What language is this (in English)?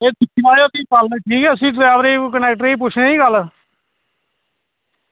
Dogri